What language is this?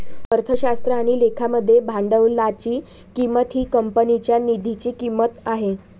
Marathi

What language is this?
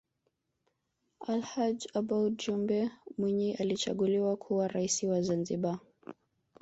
Swahili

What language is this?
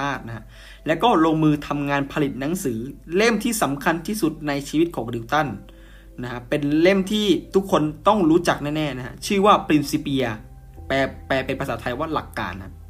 Thai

